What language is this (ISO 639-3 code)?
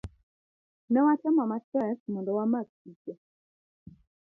luo